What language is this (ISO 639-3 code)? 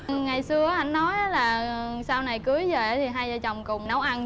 vie